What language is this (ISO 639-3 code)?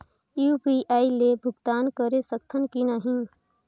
hne